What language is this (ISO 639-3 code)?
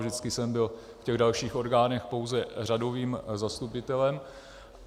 ces